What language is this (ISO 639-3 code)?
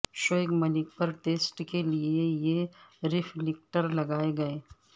urd